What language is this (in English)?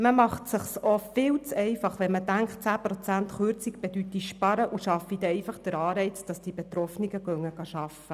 Swiss German